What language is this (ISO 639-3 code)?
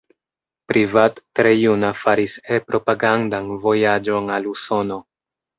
epo